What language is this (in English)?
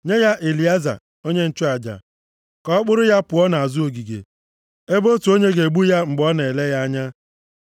Igbo